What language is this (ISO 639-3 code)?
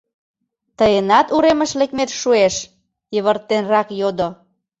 chm